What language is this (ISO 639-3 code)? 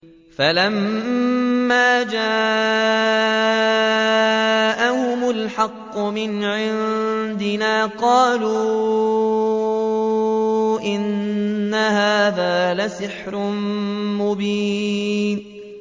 ara